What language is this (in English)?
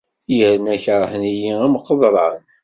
Kabyle